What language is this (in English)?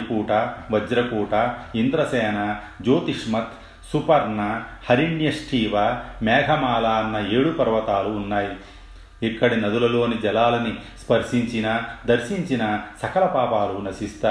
Telugu